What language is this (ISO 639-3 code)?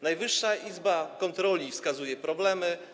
pol